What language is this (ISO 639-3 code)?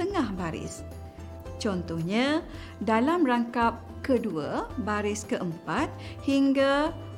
msa